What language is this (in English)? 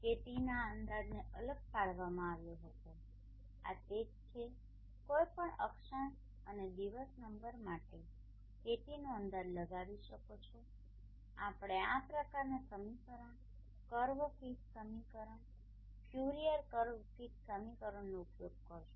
Gujarati